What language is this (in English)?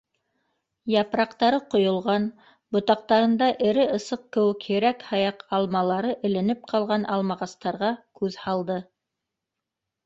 Bashkir